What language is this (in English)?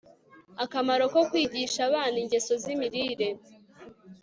Kinyarwanda